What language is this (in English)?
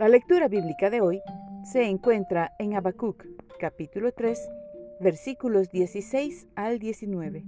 Spanish